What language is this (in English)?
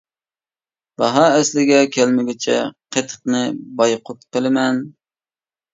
Uyghur